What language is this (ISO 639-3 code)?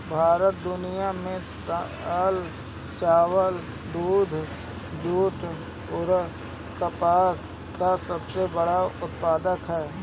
bho